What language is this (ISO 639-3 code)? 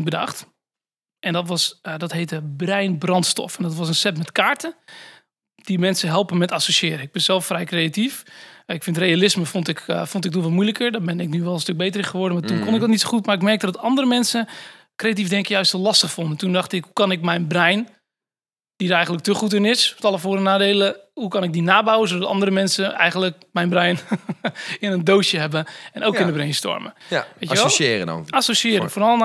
nld